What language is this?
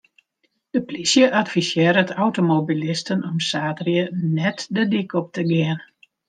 Western Frisian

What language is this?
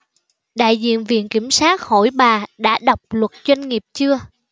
Vietnamese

